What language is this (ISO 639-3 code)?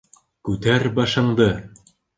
bak